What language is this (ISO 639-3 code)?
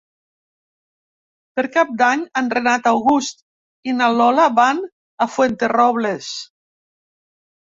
cat